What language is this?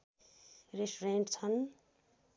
Nepali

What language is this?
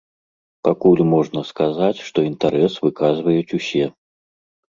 Belarusian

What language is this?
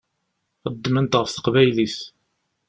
Kabyle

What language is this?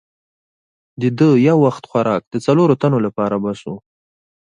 Pashto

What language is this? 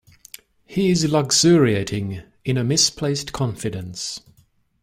English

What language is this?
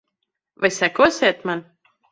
Latvian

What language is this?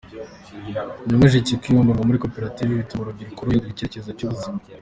Kinyarwanda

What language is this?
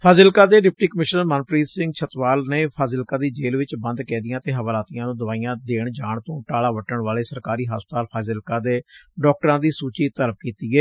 Punjabi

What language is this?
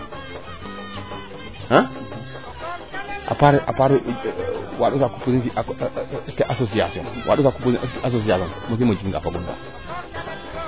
Serer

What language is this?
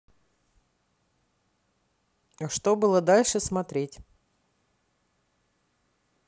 Russian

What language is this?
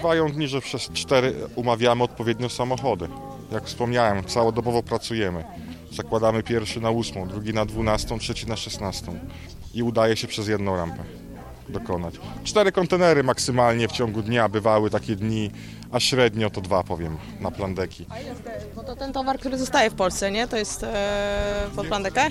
Polish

